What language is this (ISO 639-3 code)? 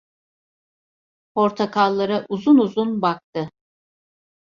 tur